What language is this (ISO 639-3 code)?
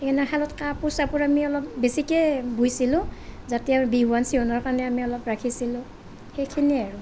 asm